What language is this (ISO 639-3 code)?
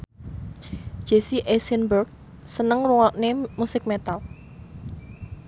jav